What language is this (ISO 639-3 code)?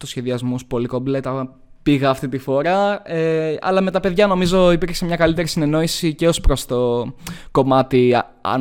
ell